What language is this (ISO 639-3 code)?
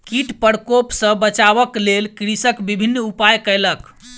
mai